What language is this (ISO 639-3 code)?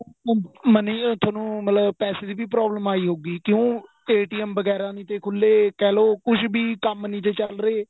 pan